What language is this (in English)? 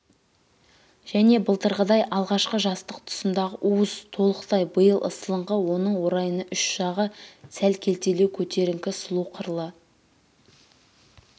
Kazakh